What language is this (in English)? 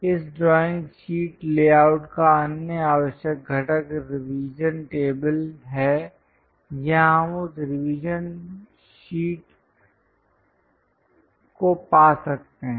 Hindi